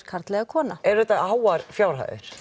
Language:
Icelandic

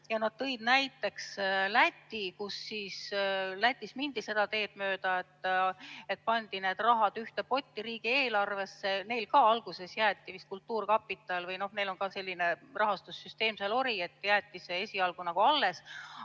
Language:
Estonian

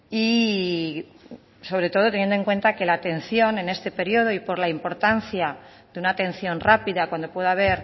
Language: Spanish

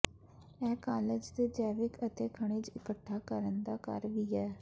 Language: Punjabi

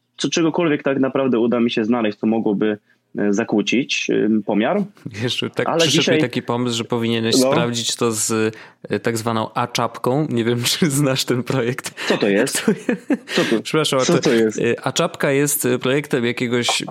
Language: Polish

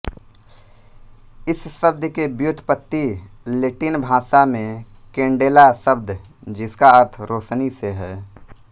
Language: Hindi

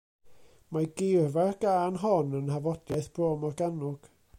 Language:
Welsh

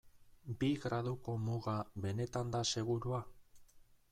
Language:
Basque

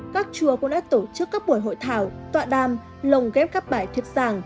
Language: Vietnamese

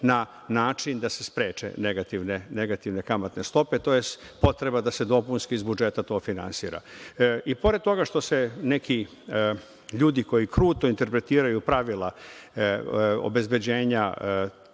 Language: Serbian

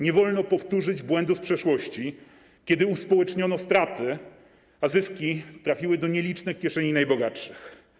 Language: Polish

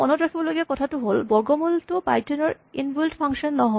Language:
Assamese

